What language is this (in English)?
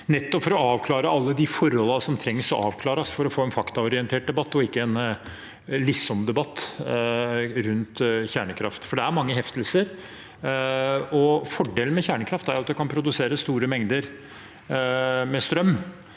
Norwegian